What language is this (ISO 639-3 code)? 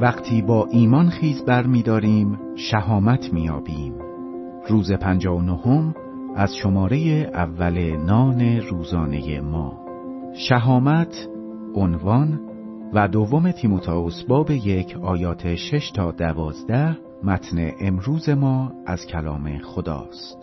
fas